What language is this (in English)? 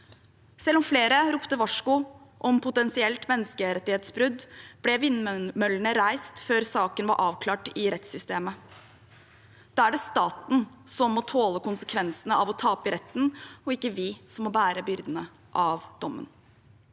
Norwegian